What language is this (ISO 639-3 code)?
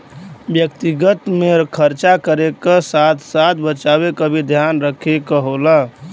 bho